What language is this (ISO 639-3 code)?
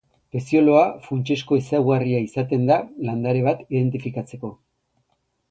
eus